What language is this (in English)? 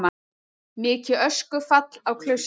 Icelandic